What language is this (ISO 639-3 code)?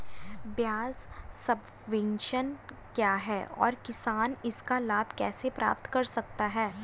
hin